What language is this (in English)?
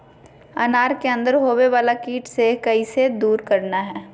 Magahi